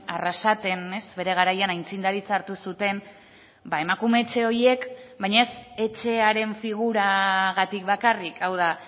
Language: Basque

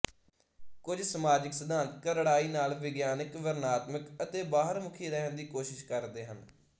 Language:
Punjabi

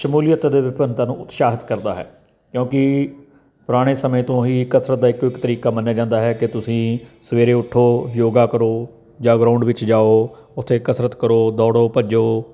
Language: Punjabi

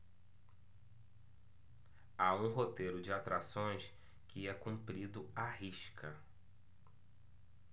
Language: Portuguese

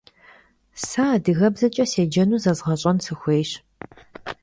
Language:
Kabardian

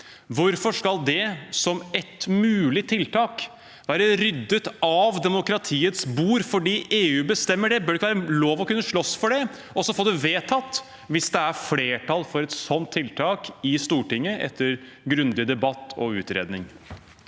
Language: Norwegian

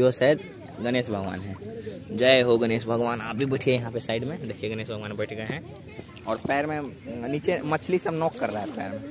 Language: Hindi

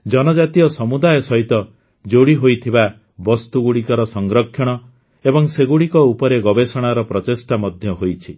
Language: Odia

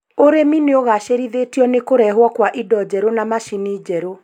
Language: Kikuyu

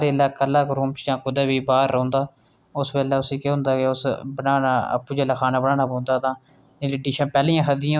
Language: Dogri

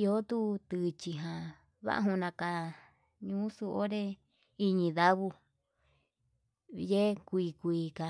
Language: Yutanduchi Mixtec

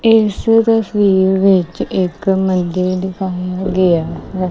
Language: Punjabi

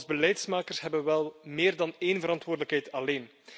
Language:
Dutch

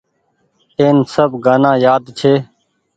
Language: Goaria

